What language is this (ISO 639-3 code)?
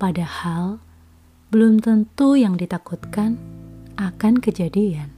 ind